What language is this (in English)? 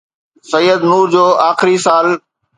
Sindhi